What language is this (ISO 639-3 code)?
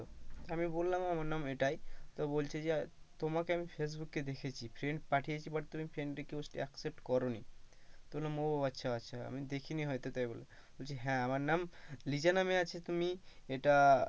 ben